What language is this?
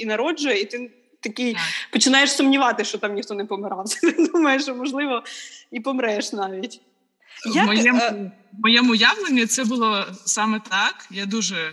Ukrainian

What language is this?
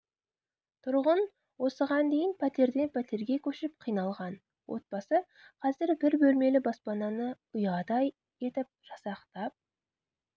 Kazakh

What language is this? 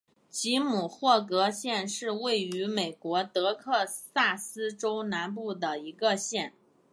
Chinese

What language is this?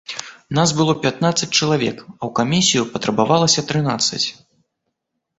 Belarusian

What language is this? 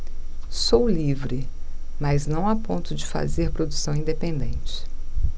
Portuguese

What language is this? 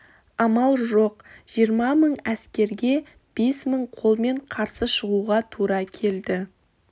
Kazakh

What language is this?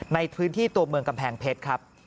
Thai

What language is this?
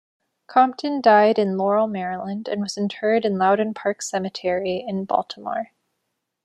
English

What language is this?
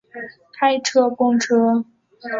Chinese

